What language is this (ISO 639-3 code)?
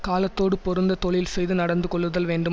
tam